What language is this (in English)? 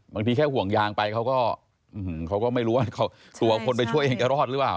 Thai